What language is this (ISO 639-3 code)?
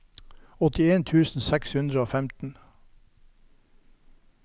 nor